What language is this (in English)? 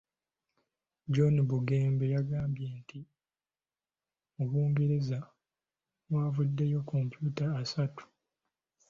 Ganda